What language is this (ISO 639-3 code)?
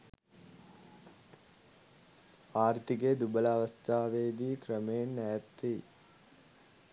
sin